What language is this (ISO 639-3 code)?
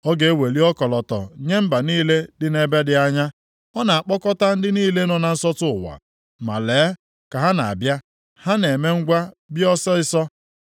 ibo